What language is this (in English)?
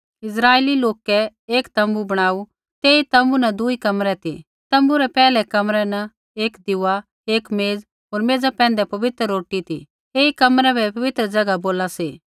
Kullu Pahari